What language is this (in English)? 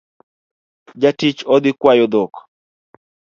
Luo (Kenya and Tanzania)